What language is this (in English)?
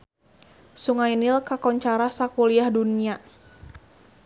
Sundanese